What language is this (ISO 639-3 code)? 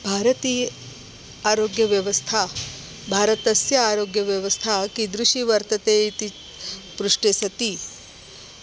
san